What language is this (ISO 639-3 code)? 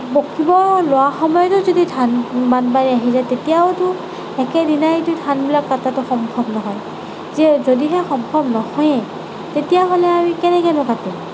asm